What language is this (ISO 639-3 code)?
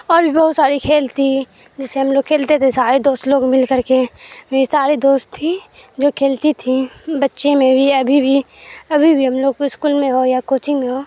urd